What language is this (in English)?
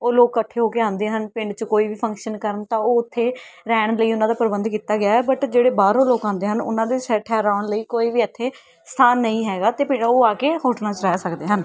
Punjabi